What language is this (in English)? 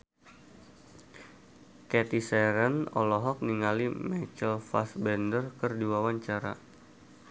Sundanese